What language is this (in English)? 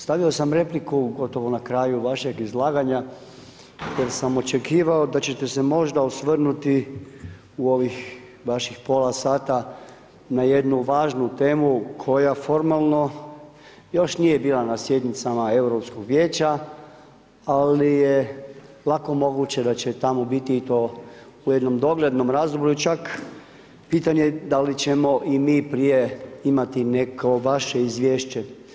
Croatian